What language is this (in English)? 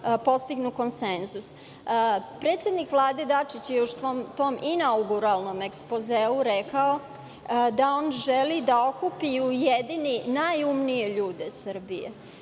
Serbian